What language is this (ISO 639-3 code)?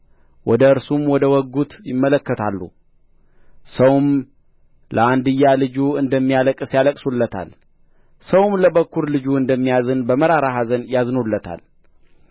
amh